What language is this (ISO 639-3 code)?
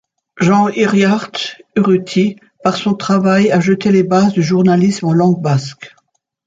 fra